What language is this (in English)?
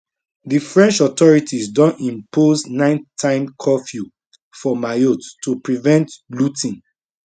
Nigerian Pidgin